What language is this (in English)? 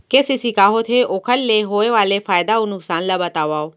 Chhattisgarhi